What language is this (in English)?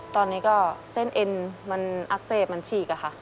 Thai